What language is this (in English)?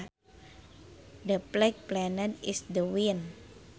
Sundanese